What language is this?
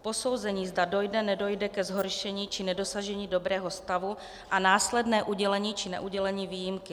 Czech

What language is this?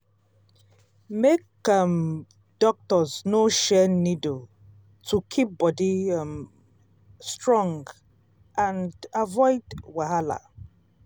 Nigerian Pidgin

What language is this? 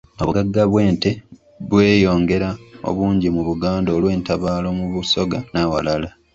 Ganda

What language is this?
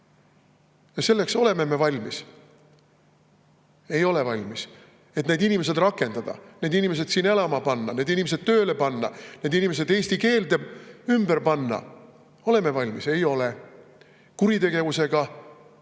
Estonian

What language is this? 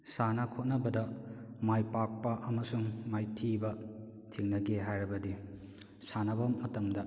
Manipuri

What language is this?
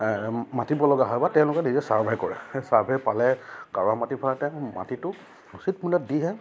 Assamese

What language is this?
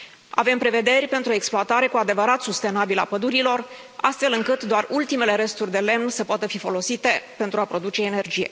Romanian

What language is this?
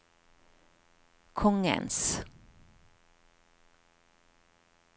Norwegian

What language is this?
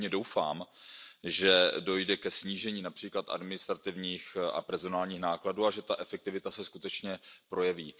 Czech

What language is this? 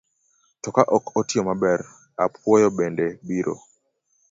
Luo (Kenya and Tanzania)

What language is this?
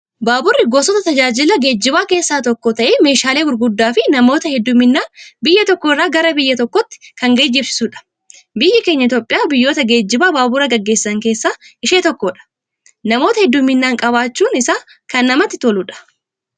Oromo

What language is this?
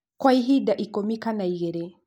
Kikuyu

